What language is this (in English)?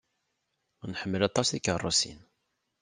Kabyle